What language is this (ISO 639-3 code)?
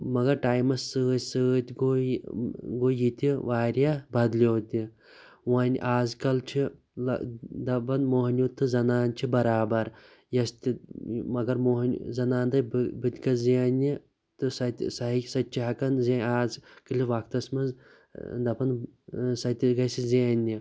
kas